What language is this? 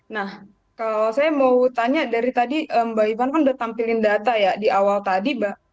Indonesian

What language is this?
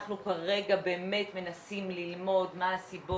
Hebrew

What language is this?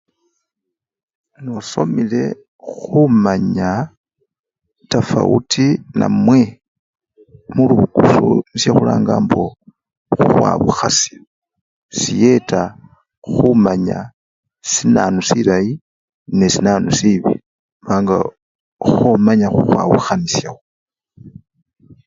Luyia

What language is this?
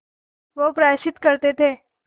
Hindi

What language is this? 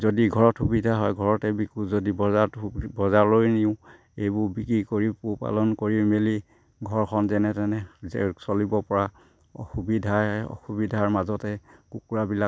Assamese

